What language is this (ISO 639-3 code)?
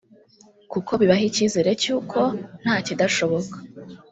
kin